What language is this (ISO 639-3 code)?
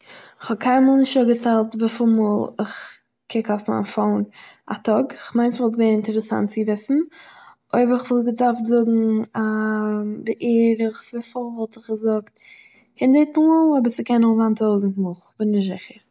yid